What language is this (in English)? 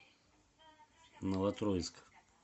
Russian